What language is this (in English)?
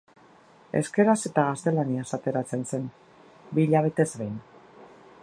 Basque